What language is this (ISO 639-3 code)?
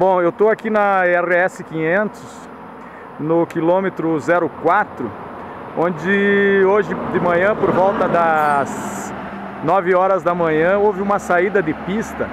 por